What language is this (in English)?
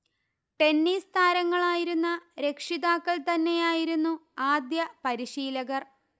Malayalam